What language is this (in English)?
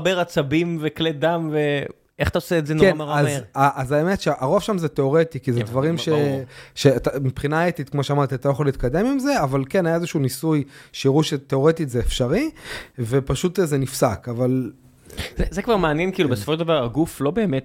Hebrew